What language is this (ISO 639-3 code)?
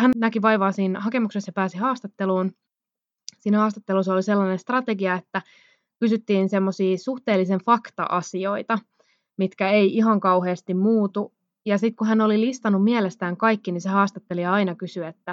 fin